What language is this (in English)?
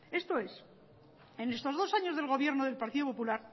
Spanish